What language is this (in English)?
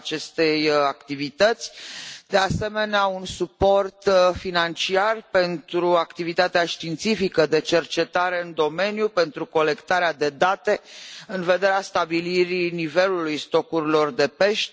Romanian